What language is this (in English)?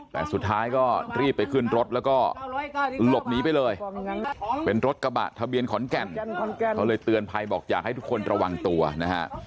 Thai